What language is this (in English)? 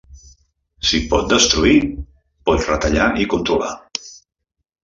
Catalan